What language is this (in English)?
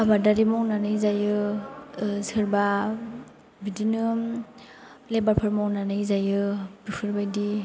Bodo